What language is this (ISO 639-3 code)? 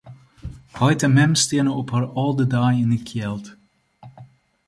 fry